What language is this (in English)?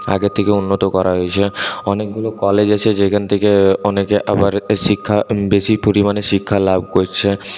Bangla